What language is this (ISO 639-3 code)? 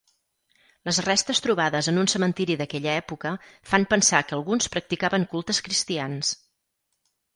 cat